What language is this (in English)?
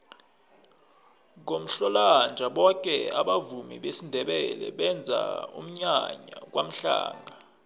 South Ndebele